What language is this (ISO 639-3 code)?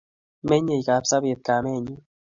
kln